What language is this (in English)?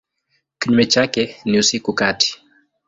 Swahili